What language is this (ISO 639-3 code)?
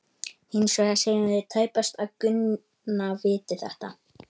isl